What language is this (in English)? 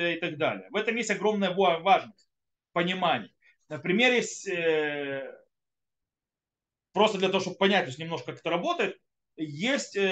Russian